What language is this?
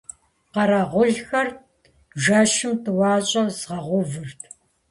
Kabardian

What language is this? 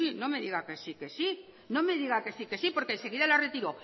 Spanish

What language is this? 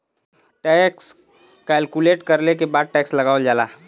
Bhojpuri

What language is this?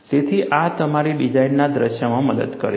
Gujarati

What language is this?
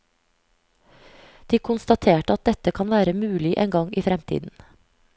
Norwegian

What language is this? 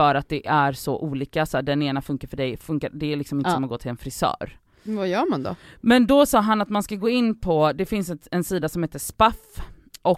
Swedish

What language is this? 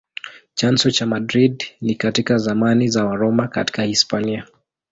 Swahili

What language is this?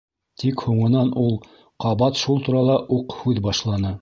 Bashkir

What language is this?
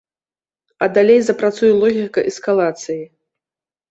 Belarusian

